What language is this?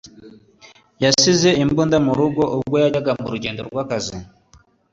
Kinyarwanda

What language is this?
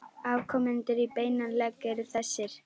Icelandic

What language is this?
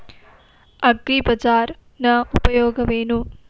Kannada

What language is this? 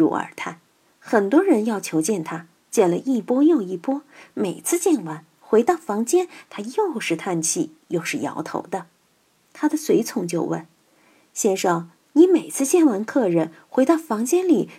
Chinese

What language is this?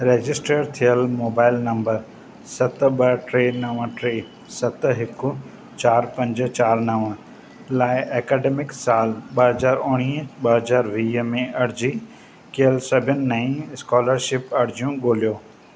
Sindhi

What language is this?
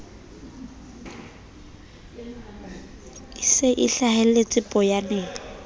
Southern Sotho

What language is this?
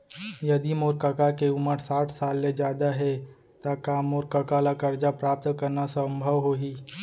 Chhattisgarhi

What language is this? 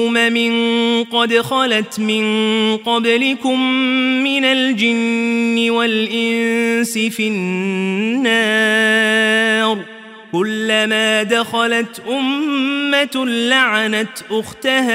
Arabic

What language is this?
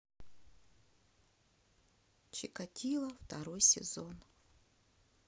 Russian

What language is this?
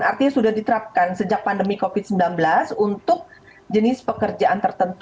Indonesian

